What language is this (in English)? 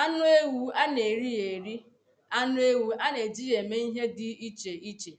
Igbo